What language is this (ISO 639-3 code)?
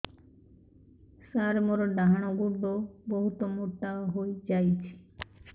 ori